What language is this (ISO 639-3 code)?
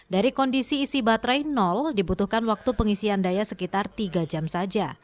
ind